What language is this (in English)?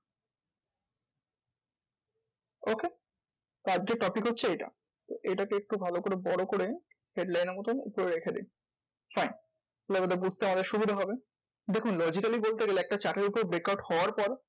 Bangla